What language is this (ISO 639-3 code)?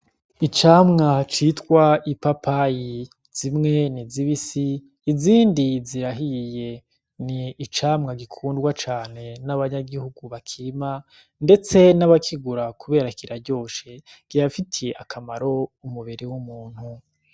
run